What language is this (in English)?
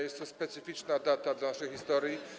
Polish